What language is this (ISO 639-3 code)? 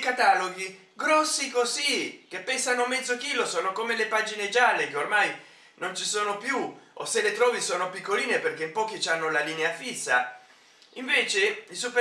ita